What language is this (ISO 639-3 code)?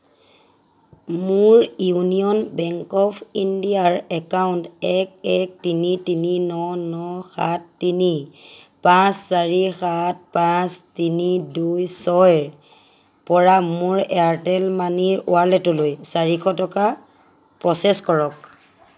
asm